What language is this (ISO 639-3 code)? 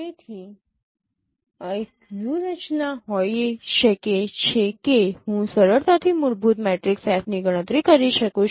guj